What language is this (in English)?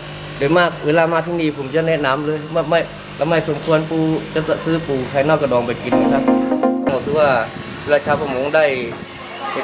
Thai